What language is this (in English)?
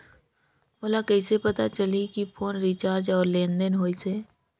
Chhattisgarhi